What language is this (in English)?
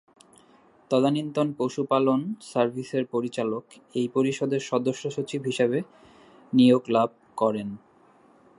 Bangla